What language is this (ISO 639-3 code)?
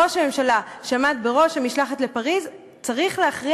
heb